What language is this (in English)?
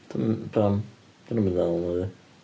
Welsh